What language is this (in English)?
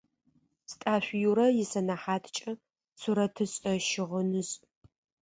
Adyghe